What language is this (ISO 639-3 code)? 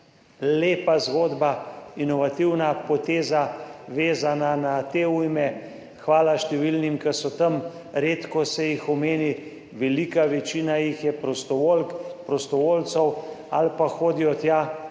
slv